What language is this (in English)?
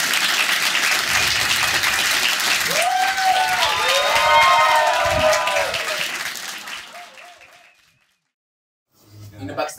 Greek